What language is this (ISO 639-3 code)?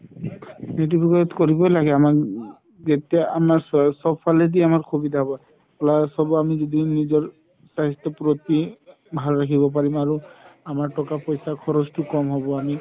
asm